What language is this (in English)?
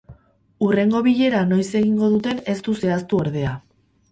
Basque